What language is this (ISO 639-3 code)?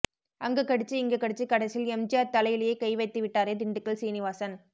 tam